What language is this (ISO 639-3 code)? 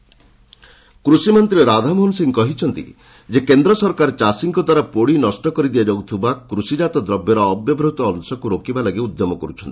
ori